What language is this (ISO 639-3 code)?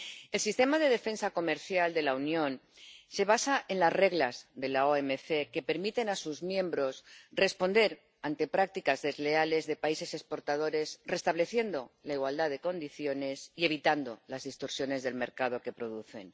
spa